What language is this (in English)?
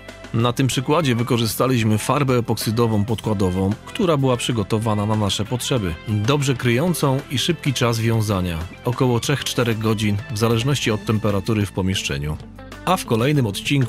Polish